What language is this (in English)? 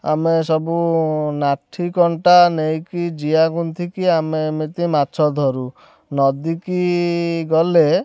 Odia